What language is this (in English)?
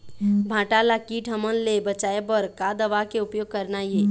Chhattisgarhi